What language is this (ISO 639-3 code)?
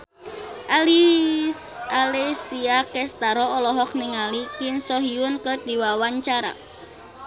sun